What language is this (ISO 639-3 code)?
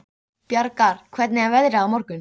isl